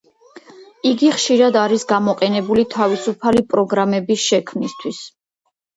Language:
Georgian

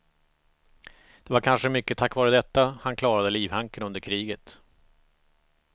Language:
Swedish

